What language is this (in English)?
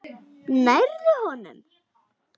Icelandic